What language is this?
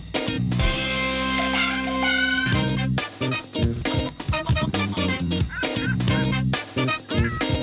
Thai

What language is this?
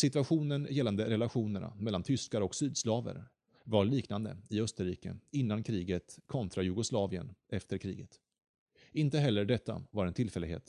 Swedish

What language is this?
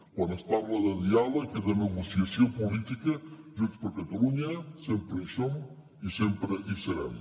Catalan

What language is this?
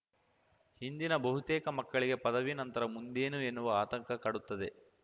Kannada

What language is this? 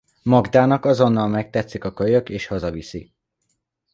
Hungarian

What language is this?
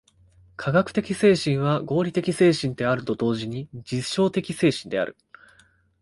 Japanese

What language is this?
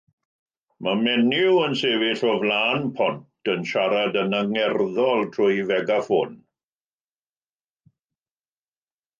Welsh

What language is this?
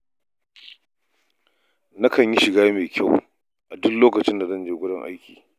Hausa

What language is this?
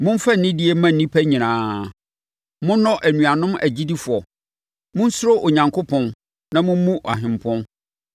Akan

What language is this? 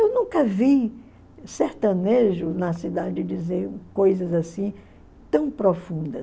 Portuguese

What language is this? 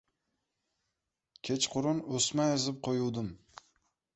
Uzbek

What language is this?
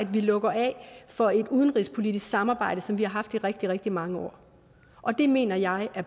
Danish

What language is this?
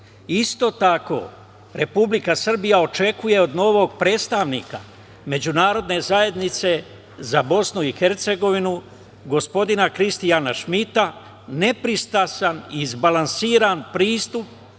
Serbian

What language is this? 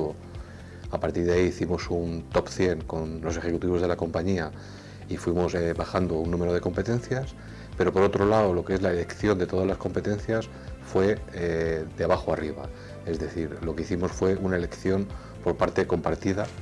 Spanish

